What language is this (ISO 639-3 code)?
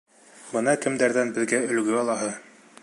bak